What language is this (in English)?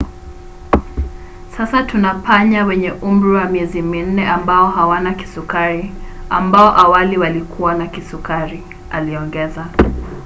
Swahili